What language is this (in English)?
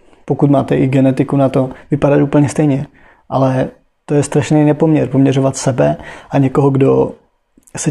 Czech